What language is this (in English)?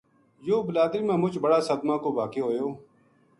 Gujari